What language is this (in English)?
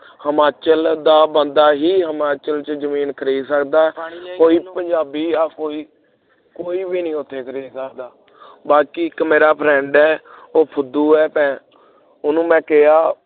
Punjabi